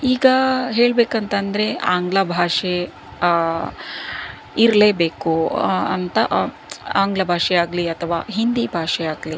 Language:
Kannada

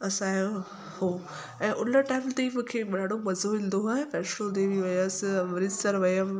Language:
Sindhi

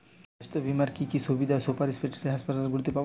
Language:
Bangla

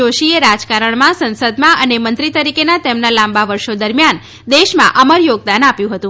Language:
Gujarati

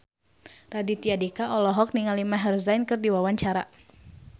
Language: Sundanese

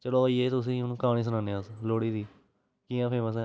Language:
Dogri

